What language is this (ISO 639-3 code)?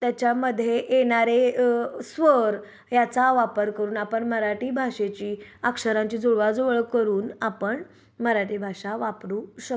mar